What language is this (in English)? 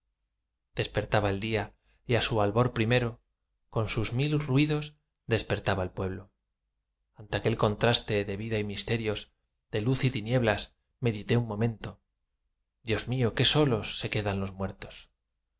Spanish